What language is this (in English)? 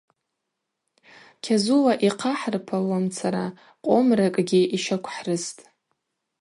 Abaza